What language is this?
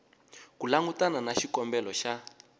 Tsonga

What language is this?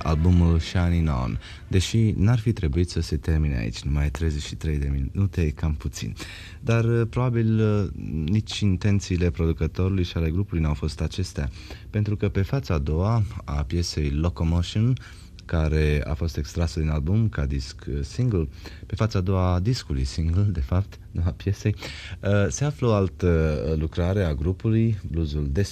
Romanian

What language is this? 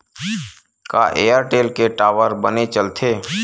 Chhattisgarhi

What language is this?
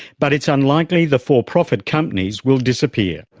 English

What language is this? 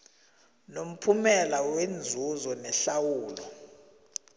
South Ndebele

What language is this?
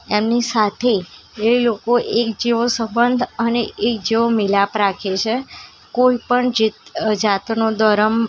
Gujarati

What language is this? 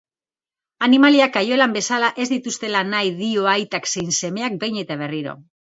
Basque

